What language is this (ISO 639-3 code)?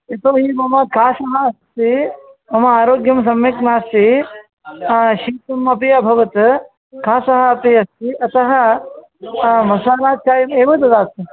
san